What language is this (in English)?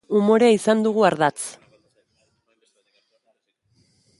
Basque